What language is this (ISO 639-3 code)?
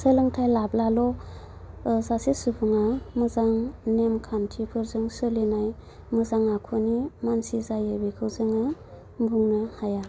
brx